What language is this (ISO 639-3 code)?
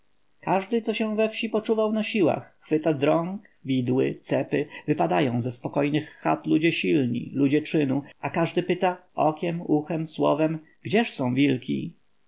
pol